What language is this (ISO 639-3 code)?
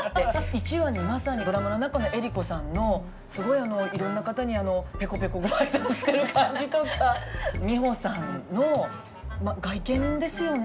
jpn